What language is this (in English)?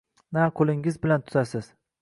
Uzbek